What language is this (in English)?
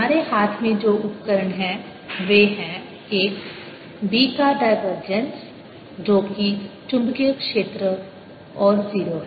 Hindi